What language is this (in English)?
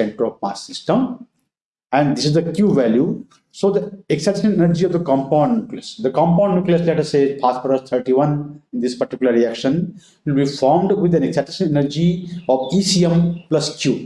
English